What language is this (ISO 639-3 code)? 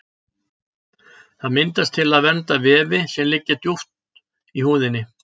isl